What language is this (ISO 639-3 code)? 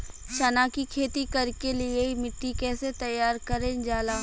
bho